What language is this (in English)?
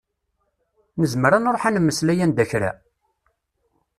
Kabyle